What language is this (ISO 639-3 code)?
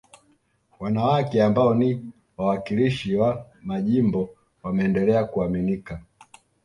swa